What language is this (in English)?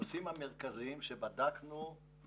Hebrew